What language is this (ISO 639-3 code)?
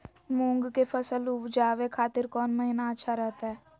mag